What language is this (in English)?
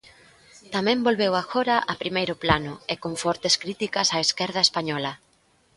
Galician